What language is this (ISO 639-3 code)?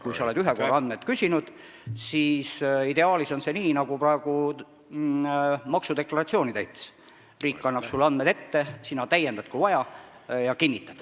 est